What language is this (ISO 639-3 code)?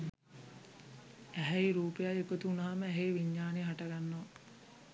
sin